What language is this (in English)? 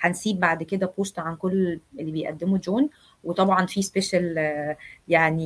Arabic